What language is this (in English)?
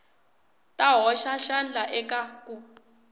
Tsonga